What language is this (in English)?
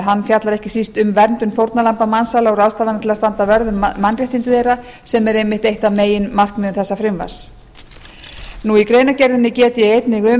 Icelandic